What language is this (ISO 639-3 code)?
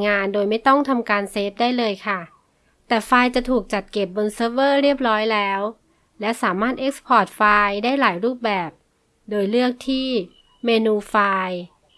tha